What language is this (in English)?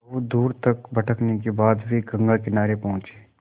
Hindi